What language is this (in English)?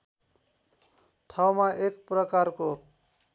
Nepali